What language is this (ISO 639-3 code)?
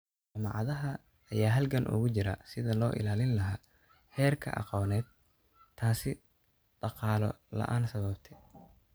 som